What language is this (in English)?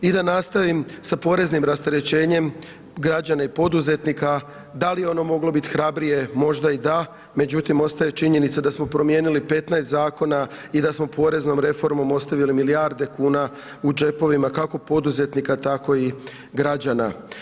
Croatian